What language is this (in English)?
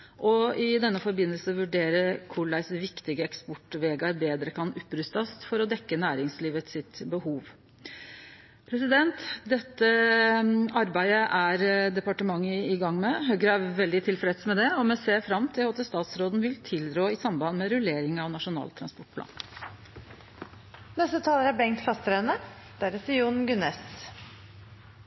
Norwegian